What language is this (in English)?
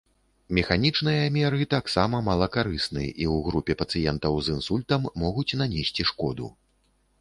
Belarusian